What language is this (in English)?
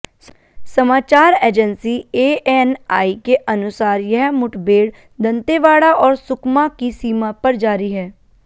Hindi